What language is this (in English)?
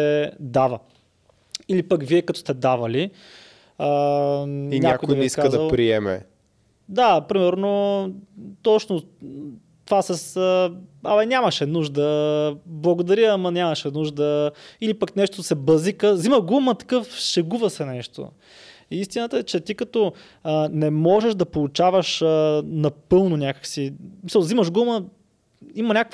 Bulgarian